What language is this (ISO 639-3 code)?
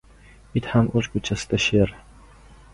uzb